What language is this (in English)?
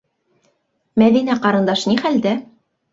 Bashkir